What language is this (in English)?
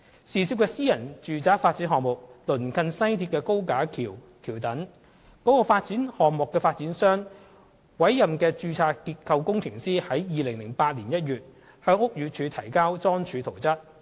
Cantonese